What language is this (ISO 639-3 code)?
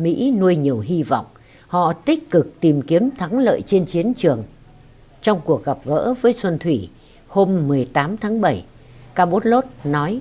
vie